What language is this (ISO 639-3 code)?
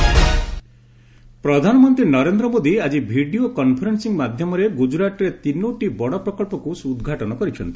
ori